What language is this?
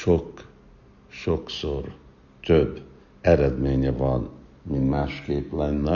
Hungarian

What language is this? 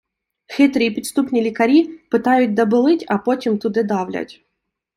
Ukrainian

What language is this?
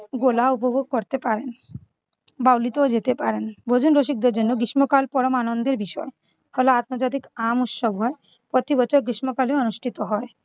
Bangla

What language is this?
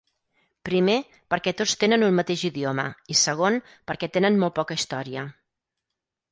Catalan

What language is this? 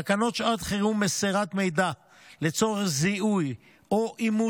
Hebrew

